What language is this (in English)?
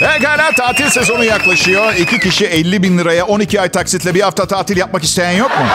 Turkish